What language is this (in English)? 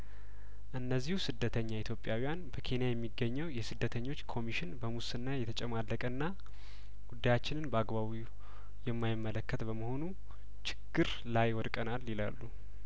Amharic